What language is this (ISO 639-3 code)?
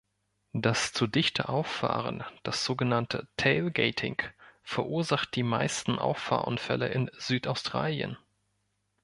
deu